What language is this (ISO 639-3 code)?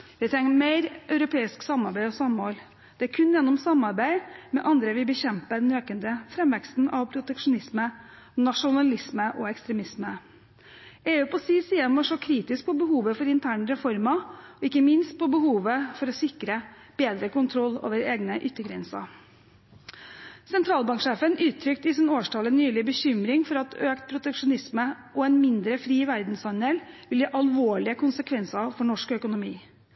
nob